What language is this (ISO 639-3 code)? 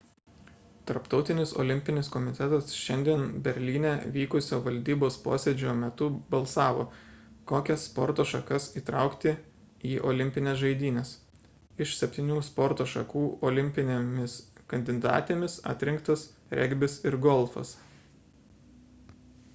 lit